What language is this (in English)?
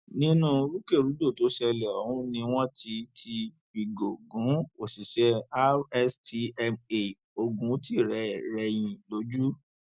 Yoruba